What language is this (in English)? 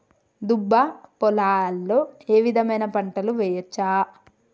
Telugu